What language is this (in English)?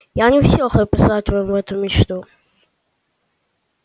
Russian